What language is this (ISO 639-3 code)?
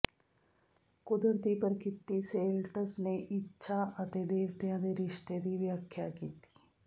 pan